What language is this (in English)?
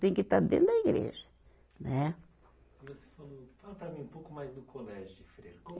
Portuguese